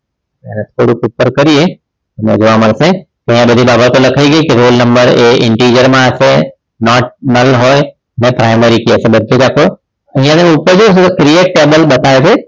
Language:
Gujarati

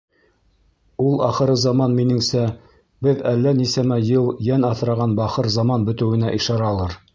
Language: Bashkir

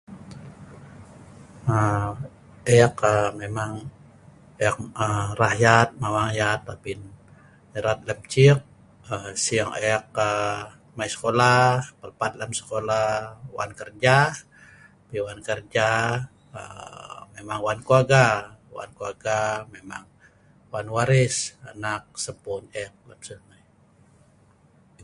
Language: Sa'ban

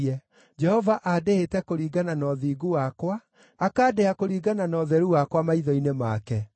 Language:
Kikuyu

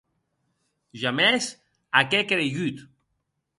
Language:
Occitan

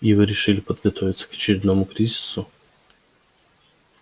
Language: Russian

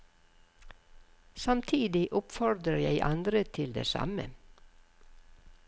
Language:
Norwegian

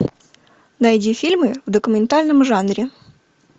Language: Russian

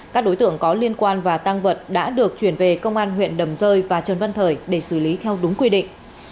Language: Vietnamese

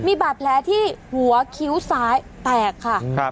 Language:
Thai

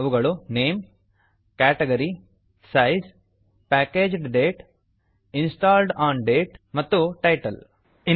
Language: Kannada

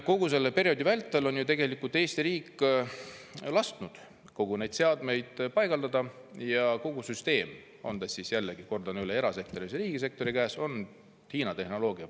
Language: Estonian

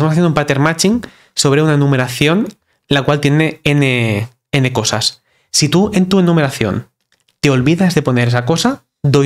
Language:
Spanish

